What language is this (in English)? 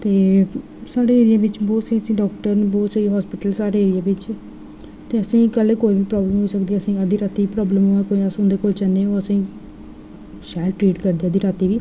Dogri